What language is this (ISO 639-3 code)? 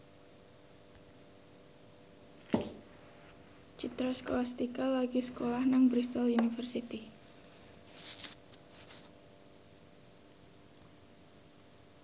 jav